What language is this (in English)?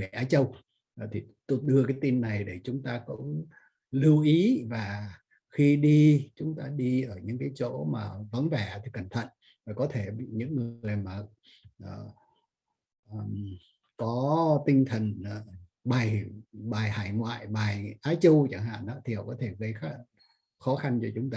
Vietnamese